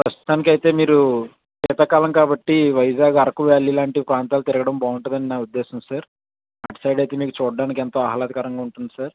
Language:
Telugu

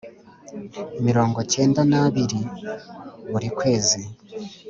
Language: Kinyarwanda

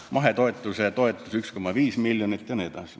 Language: Estonian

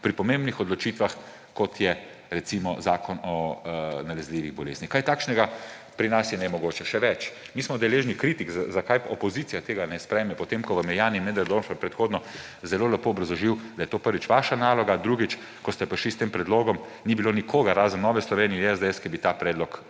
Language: Slovenian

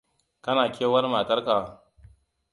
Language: Hausa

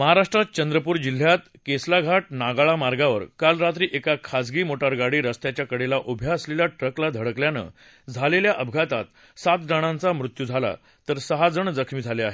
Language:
Marathi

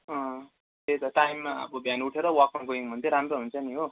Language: Nepali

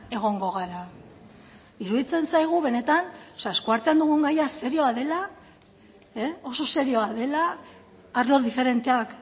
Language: Basque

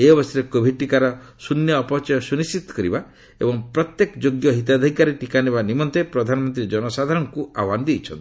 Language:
Odia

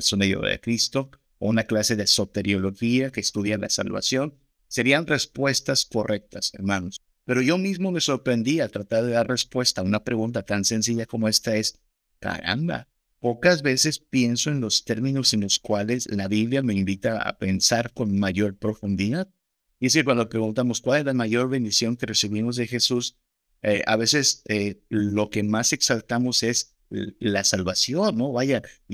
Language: Spanish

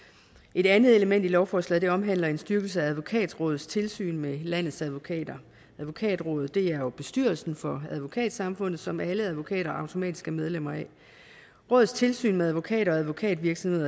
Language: Danish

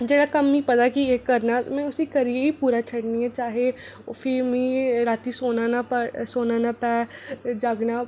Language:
Dogri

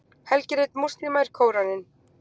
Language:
Icelandic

